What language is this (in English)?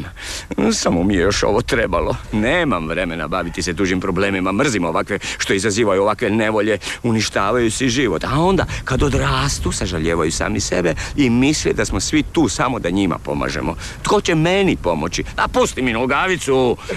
Croatian